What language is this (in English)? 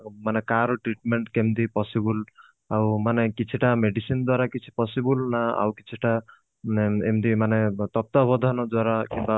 Odia